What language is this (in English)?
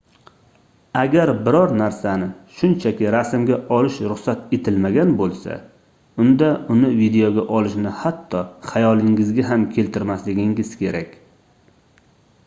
Uzbek